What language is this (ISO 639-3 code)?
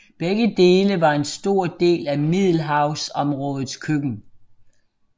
dan